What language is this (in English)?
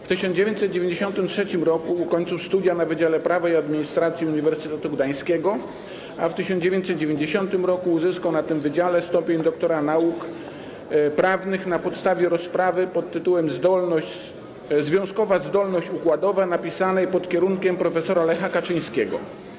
Polish